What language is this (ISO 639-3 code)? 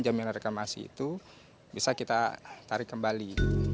ind